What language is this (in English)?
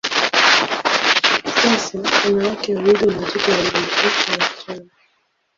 Swahili